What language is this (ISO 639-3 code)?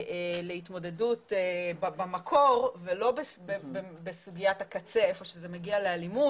heb